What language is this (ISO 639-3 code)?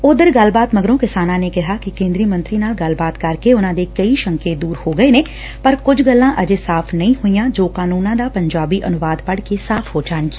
pan